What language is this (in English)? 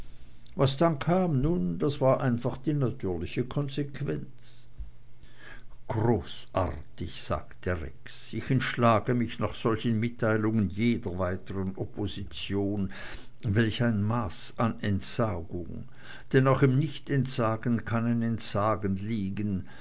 German